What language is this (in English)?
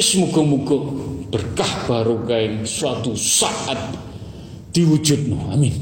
Malay